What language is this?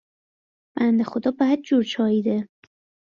Persian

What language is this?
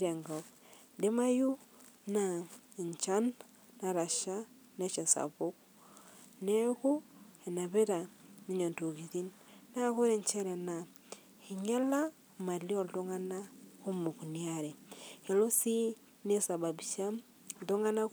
Masai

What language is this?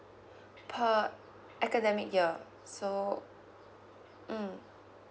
English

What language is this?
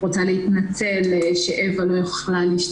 Hebrew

